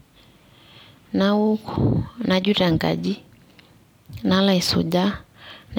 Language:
Masai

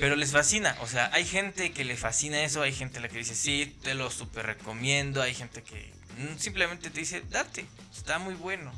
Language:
Spanish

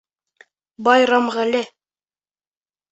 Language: Bashkir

